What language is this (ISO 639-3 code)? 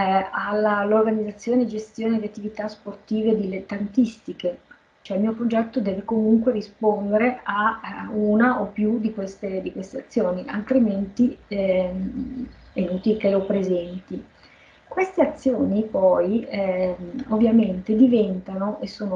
ita